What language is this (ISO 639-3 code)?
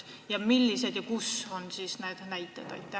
est